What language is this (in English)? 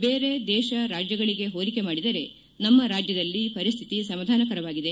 Kannada